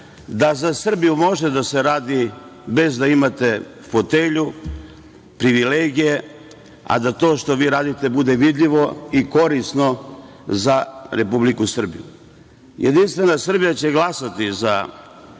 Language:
Serbian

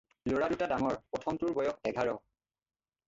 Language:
Assamese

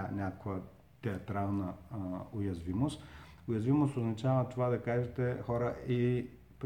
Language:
Bulgarian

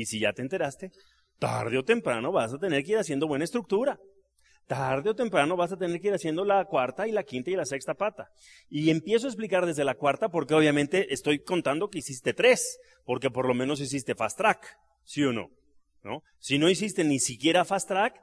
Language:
Spanish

